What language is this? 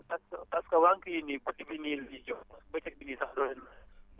Wolof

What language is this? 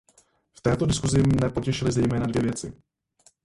Czech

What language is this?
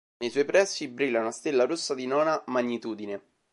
Italian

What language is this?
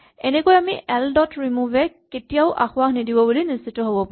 Assamese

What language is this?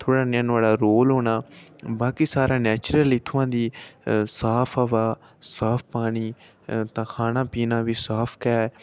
Dogri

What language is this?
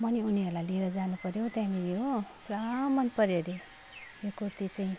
Nepali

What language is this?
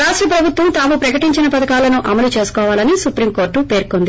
Telugu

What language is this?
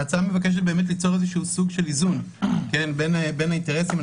Hebrew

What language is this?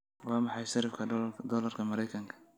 Somali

